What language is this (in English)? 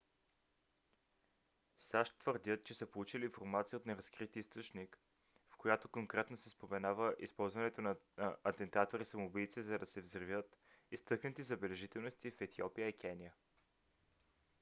Bulgarian